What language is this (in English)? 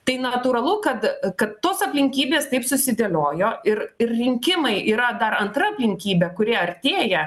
Lithuanian